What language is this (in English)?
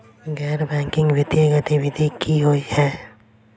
Maithili